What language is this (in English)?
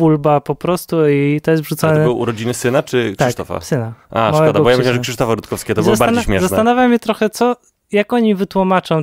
Polish